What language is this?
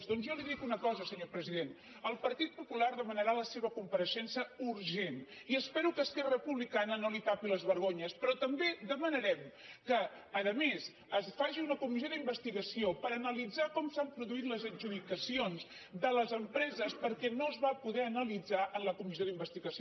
Catalan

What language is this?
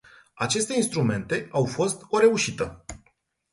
Romanian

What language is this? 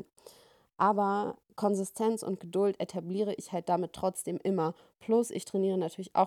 German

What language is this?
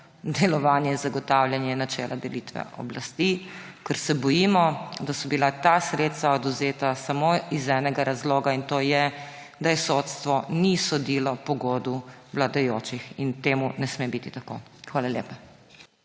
Slovenian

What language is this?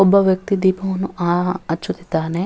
Kannada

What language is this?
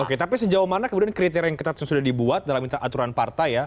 Indonesian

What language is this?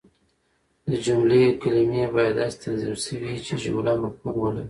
Pashto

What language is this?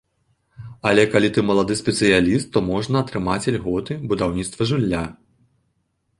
Belarusian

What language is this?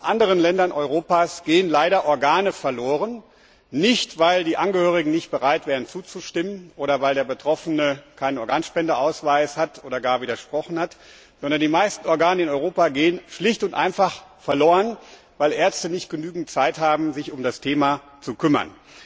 German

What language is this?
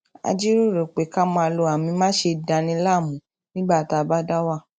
Yoruba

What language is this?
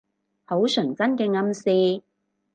Cantonese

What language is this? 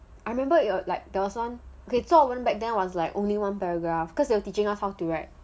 English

